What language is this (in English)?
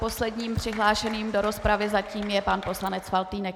Czech